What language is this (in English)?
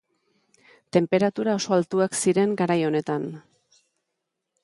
Basque